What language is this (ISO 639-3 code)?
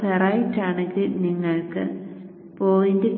mal